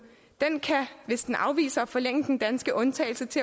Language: Danish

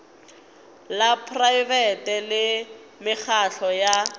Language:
Northern Sotho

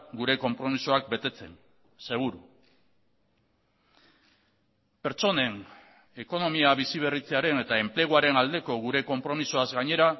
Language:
Basque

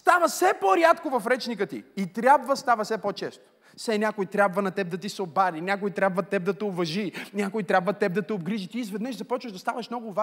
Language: Bulgarian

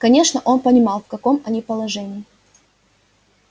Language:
Russian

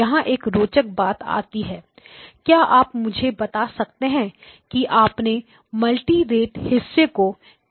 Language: Hindi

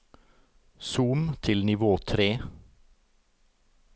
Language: Norwegian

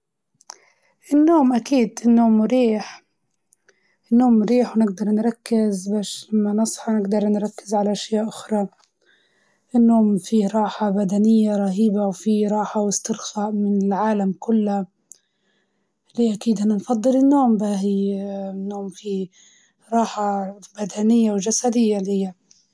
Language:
Libyan Arabic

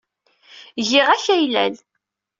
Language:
Kabyle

